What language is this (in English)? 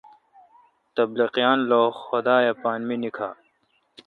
Kalkoti